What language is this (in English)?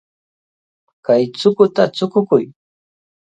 Cajatambo North Lima Quechua